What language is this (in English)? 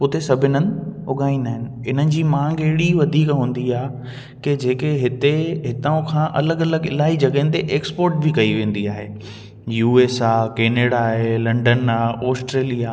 Sindhi